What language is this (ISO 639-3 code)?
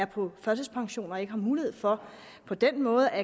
dan